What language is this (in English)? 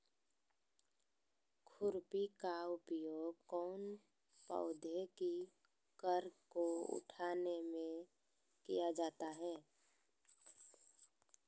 Magahi